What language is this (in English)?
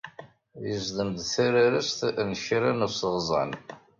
Kabyle